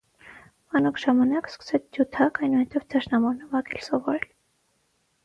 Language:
Armenian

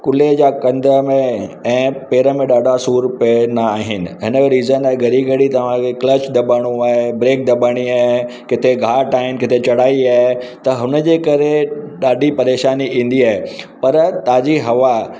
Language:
Sindhi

